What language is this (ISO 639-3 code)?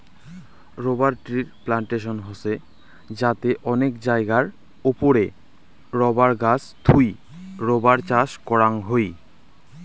ben